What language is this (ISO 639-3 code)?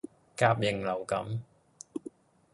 yue